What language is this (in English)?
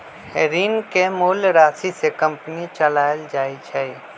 Magahi